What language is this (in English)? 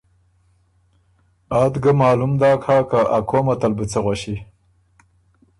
Ormuri